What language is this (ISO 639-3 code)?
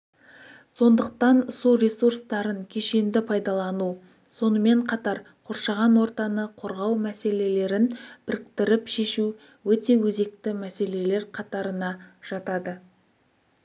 kaz